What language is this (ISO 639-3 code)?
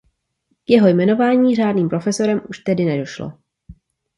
ces